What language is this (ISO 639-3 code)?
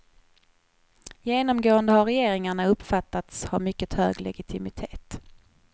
swe